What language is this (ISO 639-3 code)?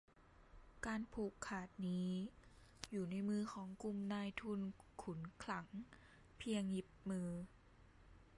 tha